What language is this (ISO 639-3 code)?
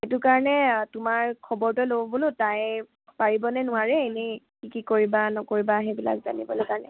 asm